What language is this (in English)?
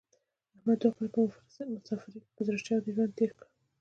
Pashto